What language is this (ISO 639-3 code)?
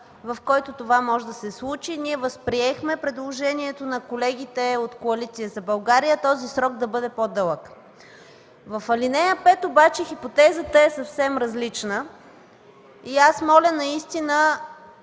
bul